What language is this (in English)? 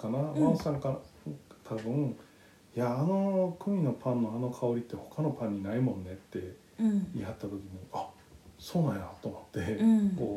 Japanese